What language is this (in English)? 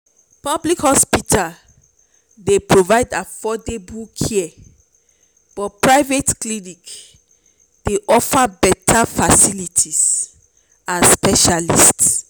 Nigerian Pidgin